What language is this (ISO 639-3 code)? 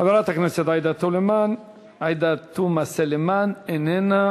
heb